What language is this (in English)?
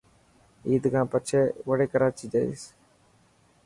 Dhatki